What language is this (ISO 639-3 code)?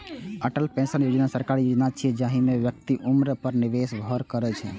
mai